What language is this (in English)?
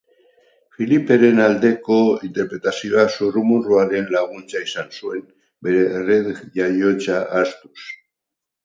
Basque